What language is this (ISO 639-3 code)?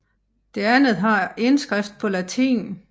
dan